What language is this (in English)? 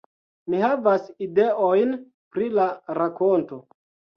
Esperanto